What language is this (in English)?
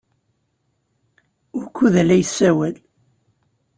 Kabyle